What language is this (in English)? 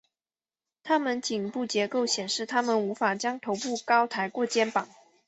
Chinese